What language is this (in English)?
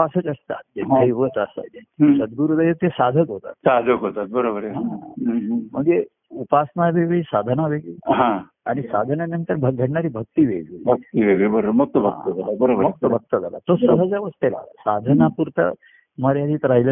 Marathi